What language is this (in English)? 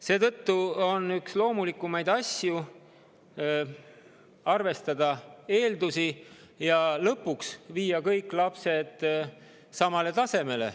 Estonian